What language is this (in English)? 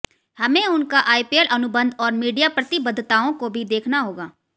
Hindi